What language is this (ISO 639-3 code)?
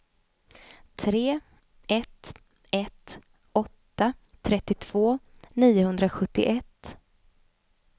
swe